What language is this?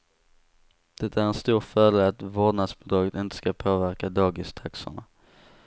Swedish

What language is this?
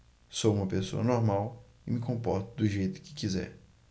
Portuguese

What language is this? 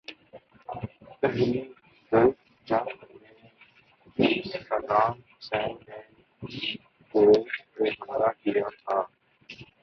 Urdu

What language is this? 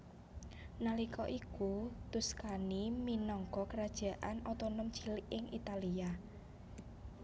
Javanese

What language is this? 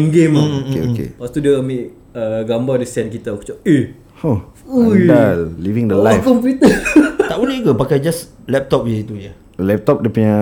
Malay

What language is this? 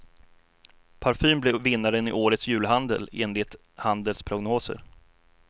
Swedish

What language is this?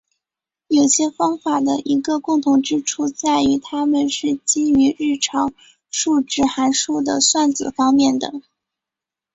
Chinese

